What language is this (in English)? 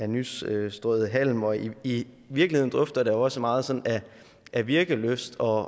Danish